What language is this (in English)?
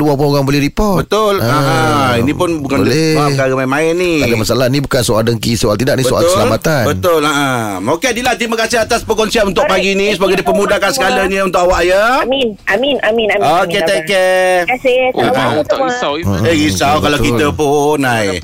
Malay